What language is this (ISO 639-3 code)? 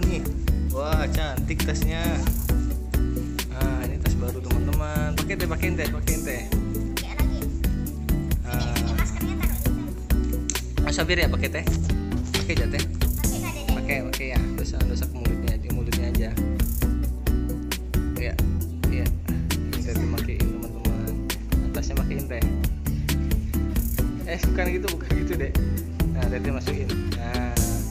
ind